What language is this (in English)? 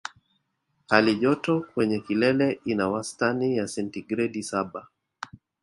Swahili